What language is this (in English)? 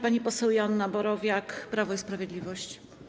Polish